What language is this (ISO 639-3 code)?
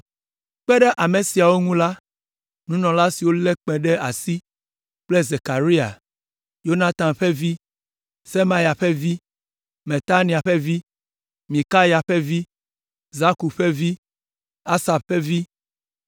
ewe